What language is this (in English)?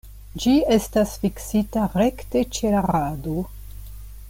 Esperanto